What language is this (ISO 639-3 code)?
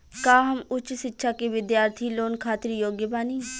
bho